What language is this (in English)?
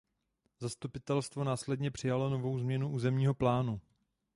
Czech